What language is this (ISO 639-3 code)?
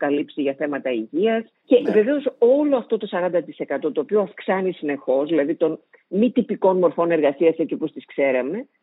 ell